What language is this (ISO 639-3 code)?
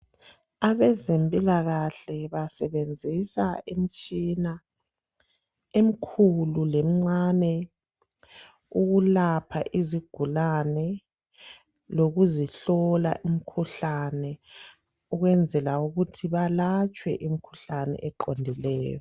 nde